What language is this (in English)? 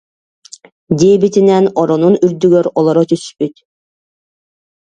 Yakut